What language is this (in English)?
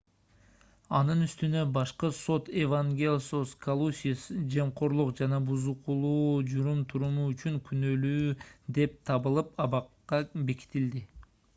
Kyrgyz